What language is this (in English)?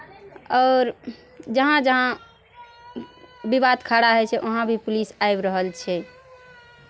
Maithili